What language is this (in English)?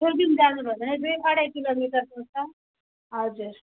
Nepali